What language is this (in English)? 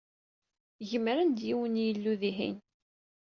Kabyle